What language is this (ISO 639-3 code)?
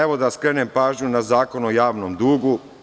srp